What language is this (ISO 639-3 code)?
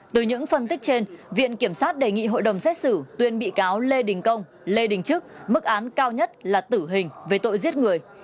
vie